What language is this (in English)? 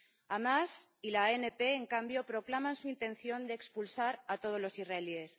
Spanish